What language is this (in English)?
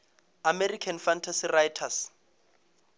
Northern Sotho